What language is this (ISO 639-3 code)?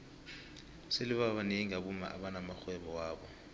nbl